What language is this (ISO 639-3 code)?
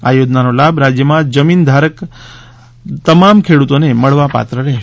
guj